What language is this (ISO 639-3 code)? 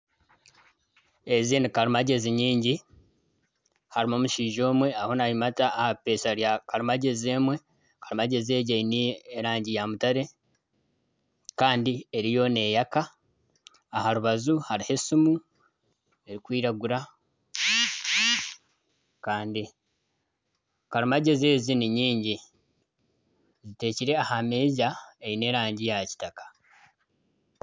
nyn